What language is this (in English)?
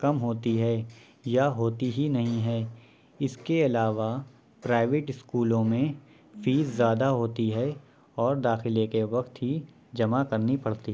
Urdu